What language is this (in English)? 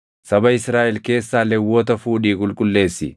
Oromo